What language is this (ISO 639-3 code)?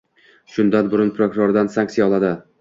uzb